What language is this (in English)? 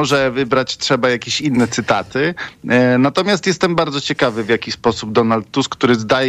Polish